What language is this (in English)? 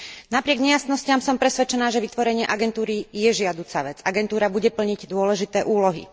Slovak